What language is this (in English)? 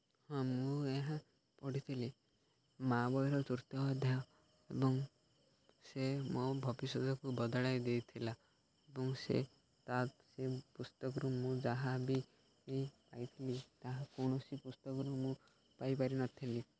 Odia